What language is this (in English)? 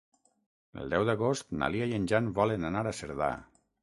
Catalan